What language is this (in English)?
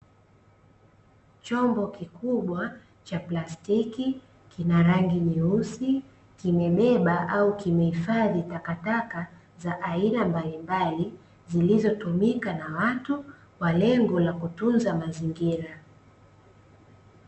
Swahili